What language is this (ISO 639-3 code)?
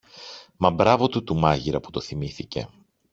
ell